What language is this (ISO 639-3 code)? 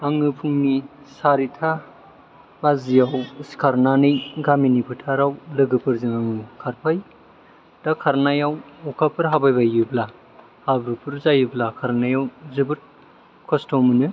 brx